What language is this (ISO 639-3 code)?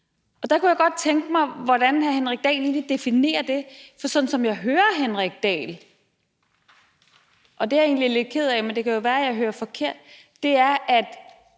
dan